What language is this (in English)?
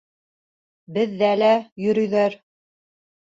Bashkir